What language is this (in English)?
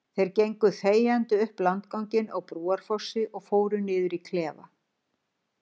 Icelandic